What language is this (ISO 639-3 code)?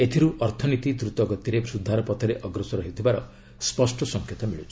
ori